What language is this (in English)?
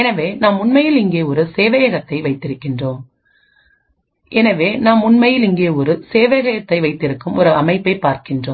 Tamil